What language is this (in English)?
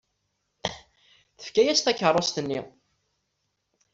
Kabyle